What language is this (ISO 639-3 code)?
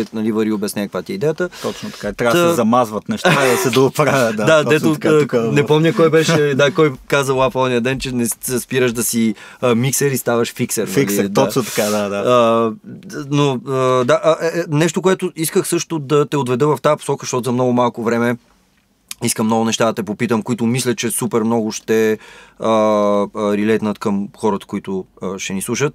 bul